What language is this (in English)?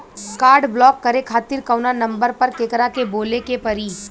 Bhojpuri